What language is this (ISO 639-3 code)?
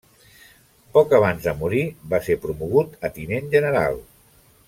cat